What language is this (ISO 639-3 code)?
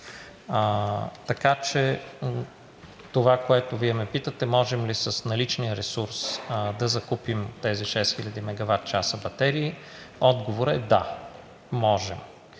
bul